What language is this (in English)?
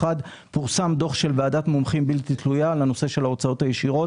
Hebrew